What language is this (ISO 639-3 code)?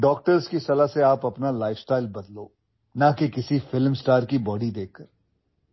urd